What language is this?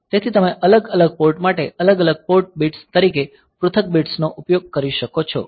Gujarati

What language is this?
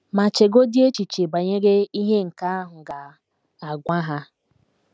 Igbo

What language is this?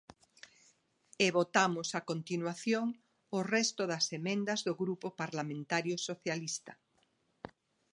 Galician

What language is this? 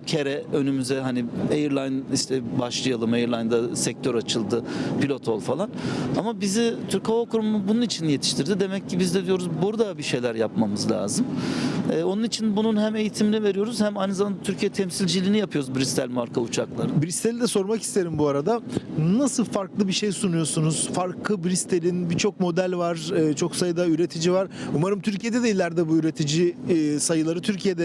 Turkish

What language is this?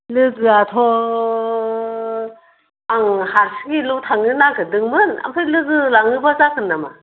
Bodo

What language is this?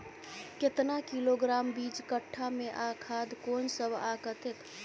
Maithili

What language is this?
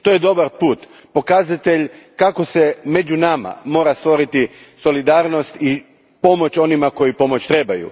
Croatian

